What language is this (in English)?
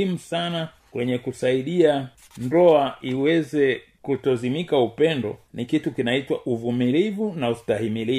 Swahili